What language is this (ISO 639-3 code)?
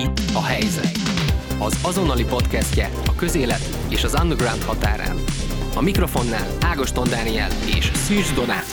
hun